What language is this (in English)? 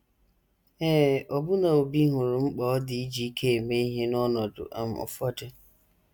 Igbo